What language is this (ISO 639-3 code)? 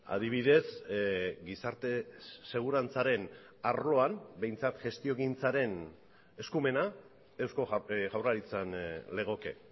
eus